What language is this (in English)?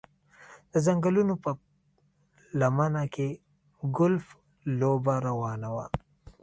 Pashto